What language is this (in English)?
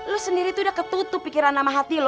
Indonesian